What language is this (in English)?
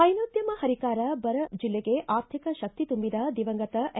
Kannada